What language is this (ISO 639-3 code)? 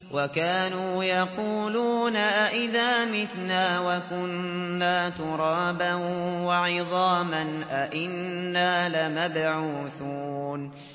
ara